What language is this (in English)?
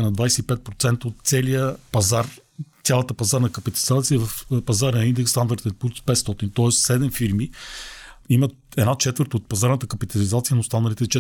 Bulgarian